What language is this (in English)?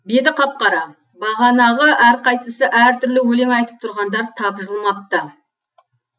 Kazakh